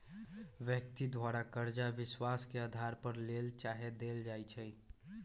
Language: Magahi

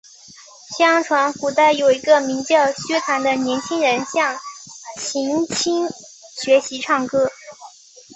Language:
Chinese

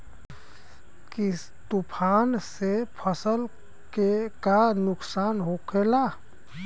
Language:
Bhojpuri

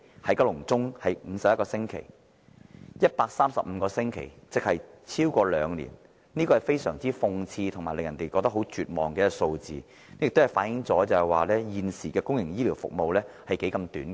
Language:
Cantonese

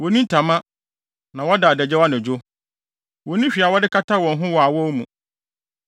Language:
Akan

